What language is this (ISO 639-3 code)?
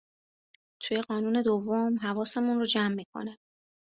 fas